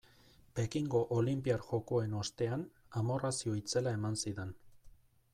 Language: Basque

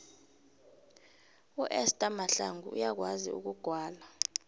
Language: South Ndebele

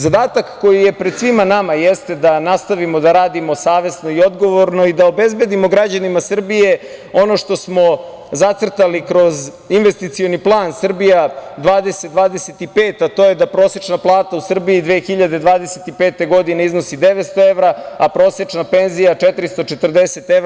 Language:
Serbian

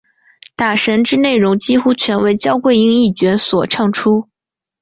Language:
Chinese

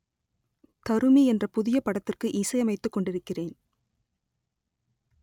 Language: Tamil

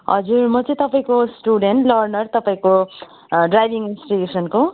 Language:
Nepali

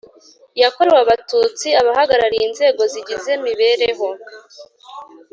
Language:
Kinyarwanda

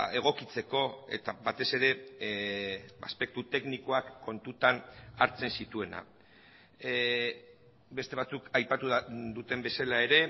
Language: Basque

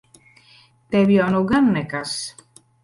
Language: Latvian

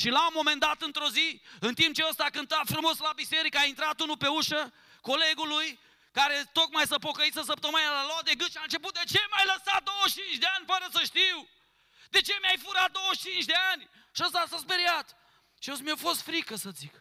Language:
Romanian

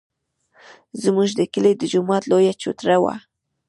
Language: Pashto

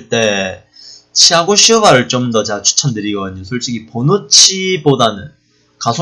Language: Korean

